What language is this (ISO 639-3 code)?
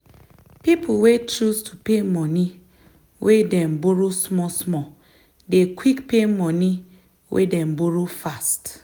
pcm